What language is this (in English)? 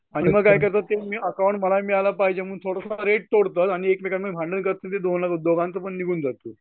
Marathi